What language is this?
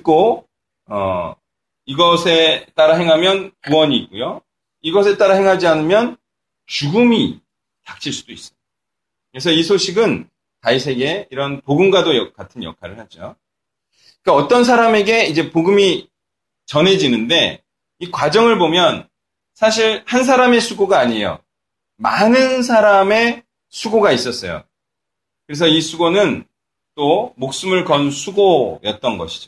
Korean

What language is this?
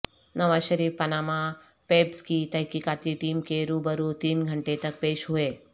Urdu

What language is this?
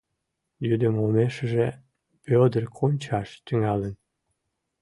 Mari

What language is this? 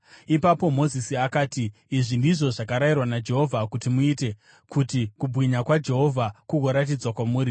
Shona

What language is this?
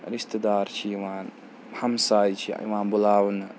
Kashmiri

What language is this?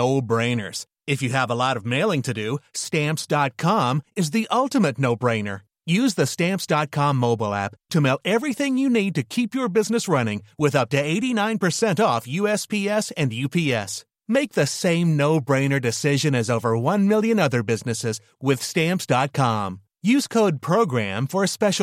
French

